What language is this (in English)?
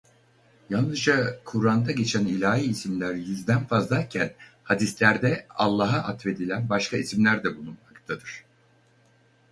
Turkish